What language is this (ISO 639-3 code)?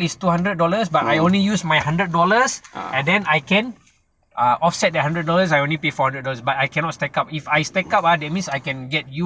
eng